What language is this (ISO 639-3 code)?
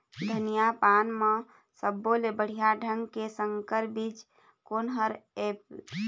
hne